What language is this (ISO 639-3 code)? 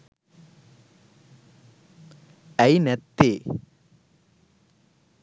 sin